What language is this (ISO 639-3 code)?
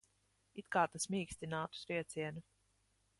lav